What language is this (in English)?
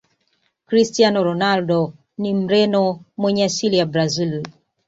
Swahili